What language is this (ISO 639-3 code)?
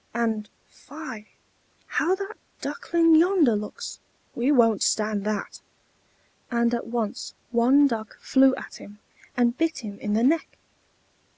eng